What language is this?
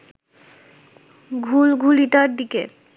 Bangla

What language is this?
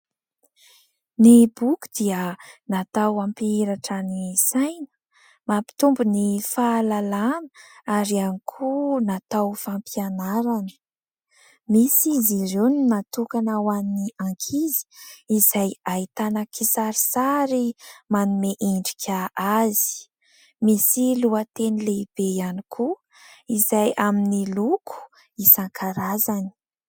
Malagasy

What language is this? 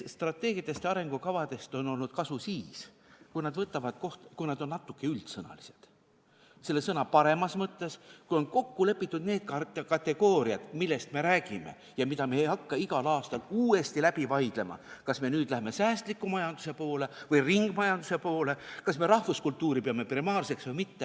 Estonian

